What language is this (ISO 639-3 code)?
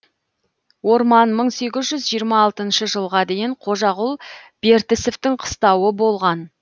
kaz